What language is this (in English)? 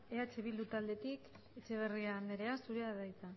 Basque